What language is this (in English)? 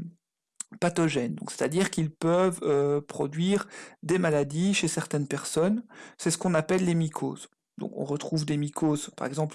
French